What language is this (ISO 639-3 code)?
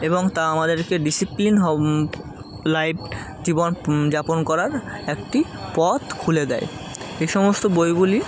ben